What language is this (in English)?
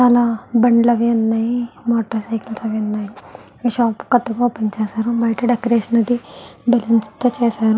Telugu